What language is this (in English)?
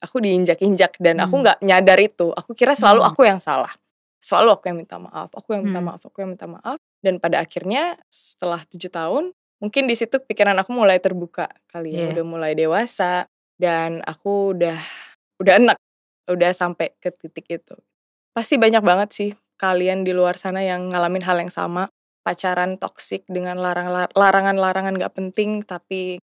Indonesian